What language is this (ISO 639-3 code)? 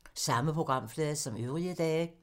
dan